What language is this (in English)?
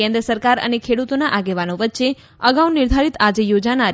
Gujarati